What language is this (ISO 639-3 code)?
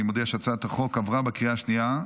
heb